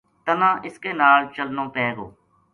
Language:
Gujari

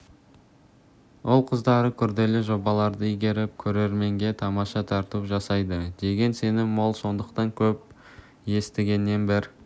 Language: Kazakh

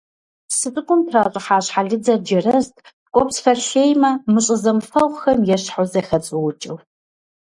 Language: Kabardian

